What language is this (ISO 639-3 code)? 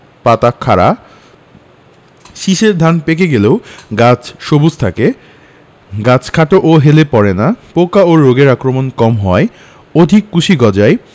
ben